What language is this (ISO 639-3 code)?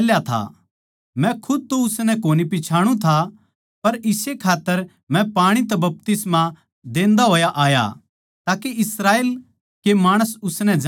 bgc